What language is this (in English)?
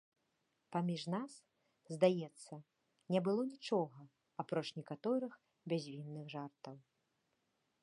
Belarusian